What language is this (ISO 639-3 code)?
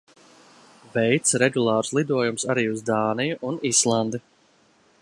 lav